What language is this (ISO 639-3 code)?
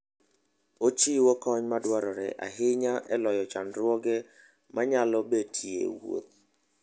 luo